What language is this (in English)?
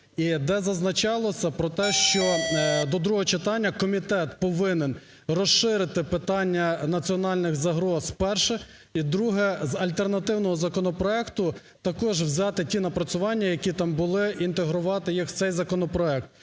Ukrainian